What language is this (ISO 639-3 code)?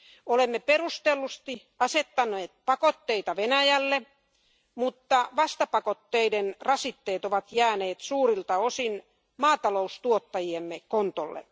fin